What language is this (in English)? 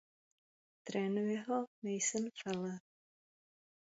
Czech